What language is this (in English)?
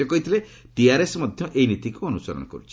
Odia